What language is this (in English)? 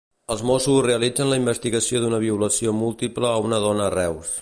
Catalan